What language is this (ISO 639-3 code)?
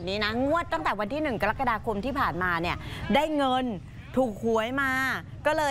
tha